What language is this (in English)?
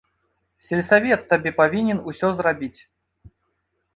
Belarusian